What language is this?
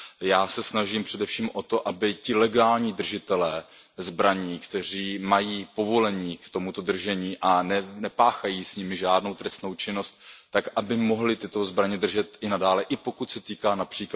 Czech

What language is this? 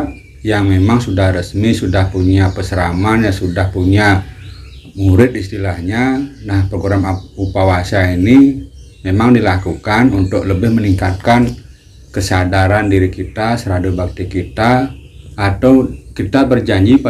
Indonesian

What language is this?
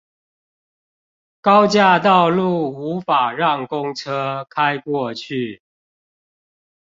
Chinese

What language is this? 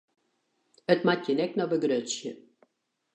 Western Frisian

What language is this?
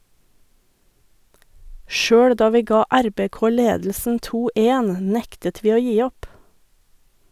Norwegian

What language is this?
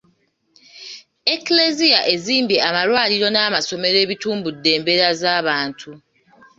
Ganda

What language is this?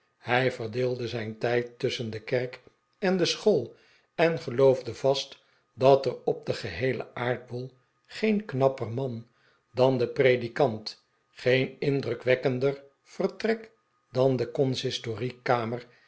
Dutch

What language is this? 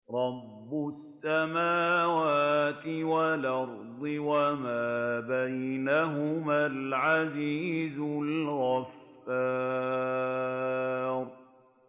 Arabic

